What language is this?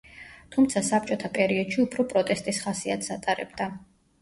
Georgian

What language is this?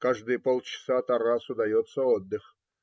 Russian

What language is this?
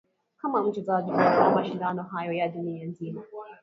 Swahili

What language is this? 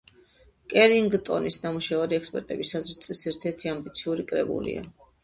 Georgian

